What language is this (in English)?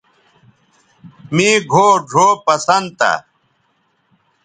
Bateri